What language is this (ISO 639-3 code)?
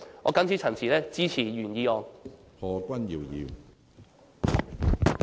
yue